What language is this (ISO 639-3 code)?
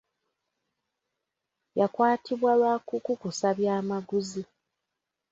lug